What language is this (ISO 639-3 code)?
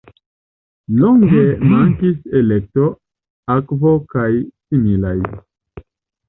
epo